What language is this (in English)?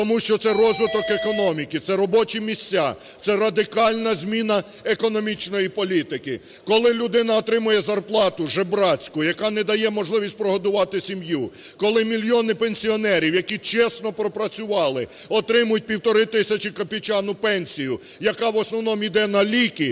Ukrainian